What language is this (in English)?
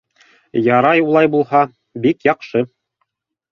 Bashkir